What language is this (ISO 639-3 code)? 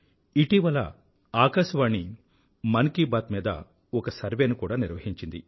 tel